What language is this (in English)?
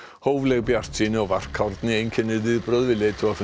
Icelandic